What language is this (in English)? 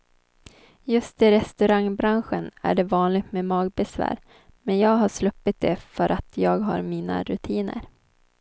Swedish